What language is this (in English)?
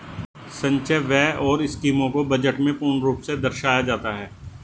Hindi